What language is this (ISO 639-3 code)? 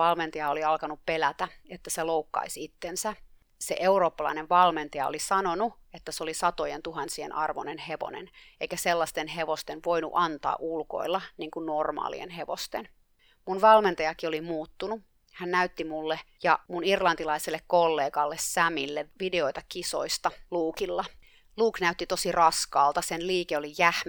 fin